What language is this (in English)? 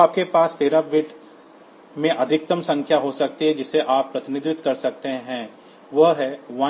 Hindi